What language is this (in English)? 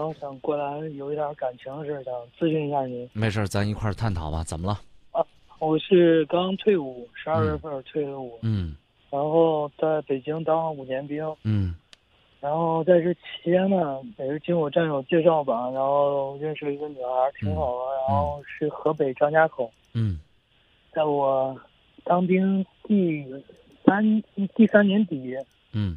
Chinese